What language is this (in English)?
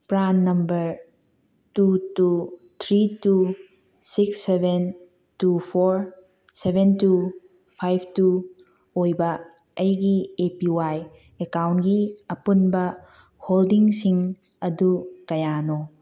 Manipuri